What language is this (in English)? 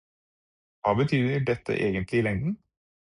Norwegian Bokmål